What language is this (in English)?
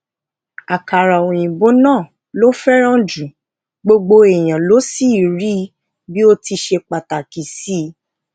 Yoruba